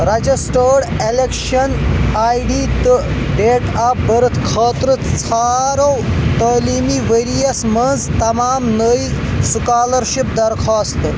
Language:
Kashmiri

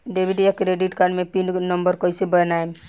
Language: Bhojpuri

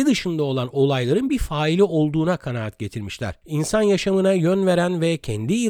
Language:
Turkish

